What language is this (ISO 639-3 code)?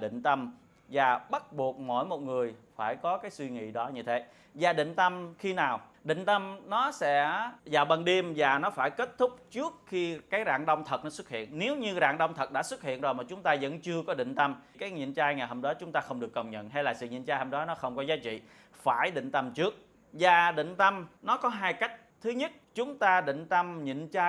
vie